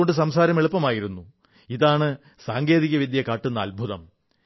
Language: Malayalam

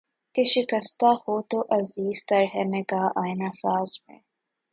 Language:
Urdu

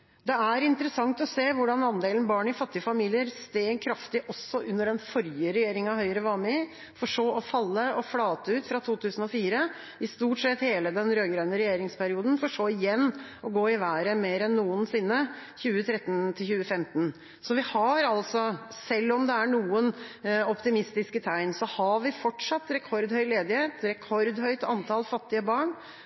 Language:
Norwegian Bokmål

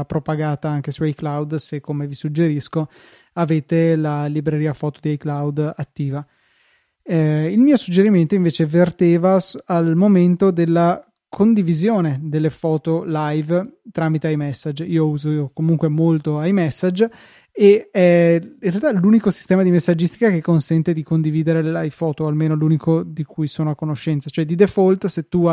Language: Italian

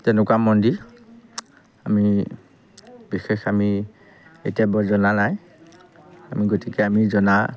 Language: Assamese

